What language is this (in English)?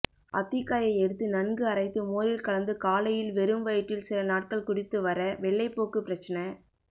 Tamil